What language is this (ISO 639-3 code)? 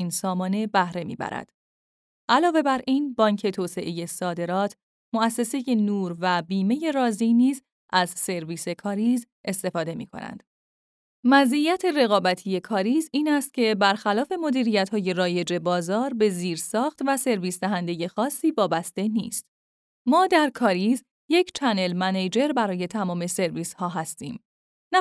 fas